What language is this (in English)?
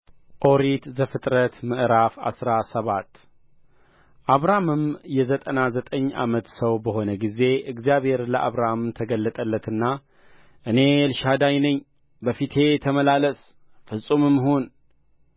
Amharic